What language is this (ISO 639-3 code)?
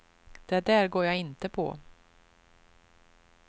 swe